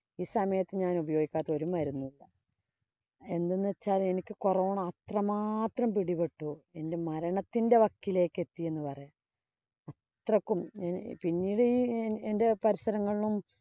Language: Malayalam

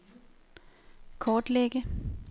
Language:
Danish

